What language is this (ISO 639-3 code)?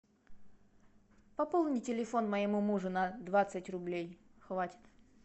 rus